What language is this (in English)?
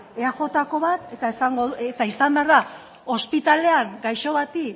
Basque